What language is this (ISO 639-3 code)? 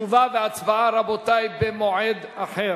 heb